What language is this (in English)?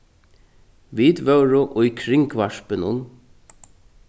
Faroese